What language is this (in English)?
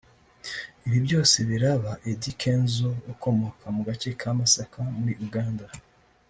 Kinyarwanda